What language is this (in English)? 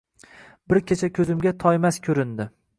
Uzbek